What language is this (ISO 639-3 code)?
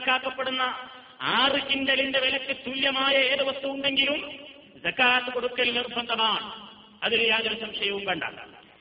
mal